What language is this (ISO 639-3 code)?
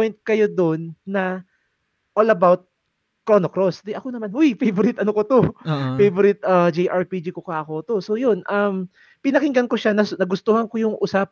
fil